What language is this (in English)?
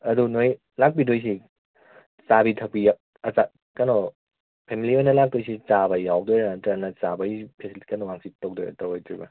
Manipuri